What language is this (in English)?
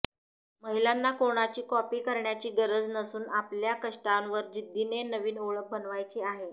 Marathi